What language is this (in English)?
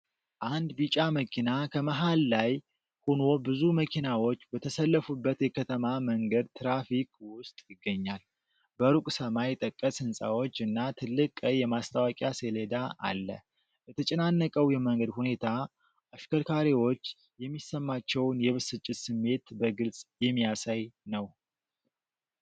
Amharic